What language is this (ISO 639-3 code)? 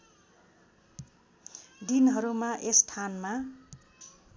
nep